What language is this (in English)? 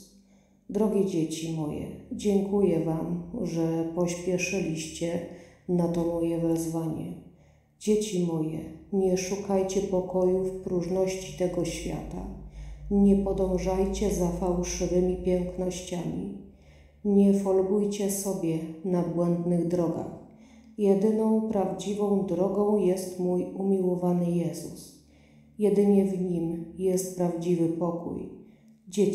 Polish